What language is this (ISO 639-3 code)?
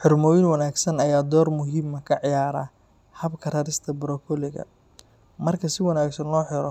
som